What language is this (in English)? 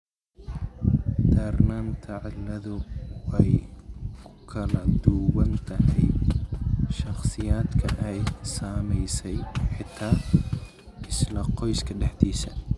Somali